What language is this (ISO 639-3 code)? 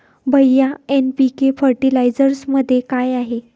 mar